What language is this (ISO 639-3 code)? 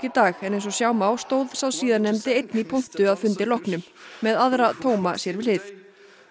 isl